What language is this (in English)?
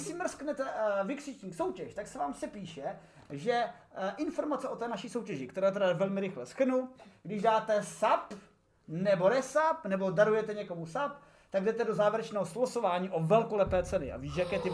Czech